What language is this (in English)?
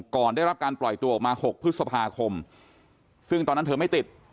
Thai